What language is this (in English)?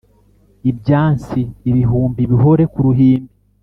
Kinyarwanda